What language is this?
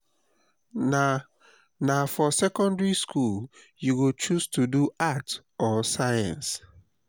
Nigerian Pidgin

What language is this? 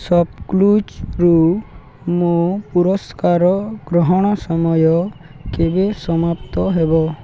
Odia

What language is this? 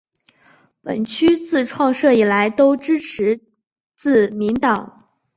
Chinese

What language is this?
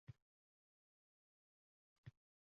Uzbek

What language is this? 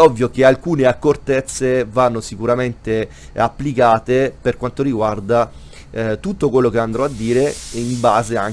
Italian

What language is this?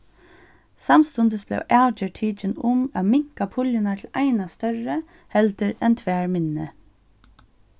Faroese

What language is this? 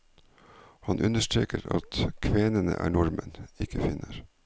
Norwegian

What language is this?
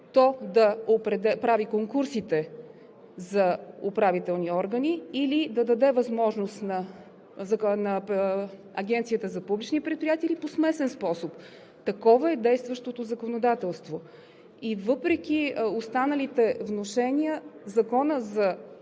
Bulgarian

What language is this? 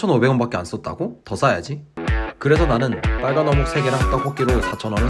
Korean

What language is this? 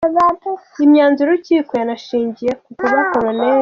Kinyarwanda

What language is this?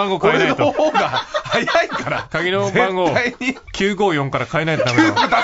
Japanese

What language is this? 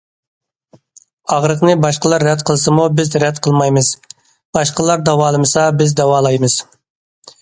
Uyghur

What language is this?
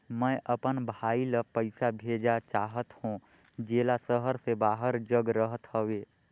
Chhattisgarhi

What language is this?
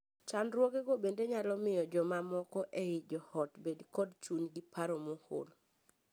Luo (Kenya and Tanzania)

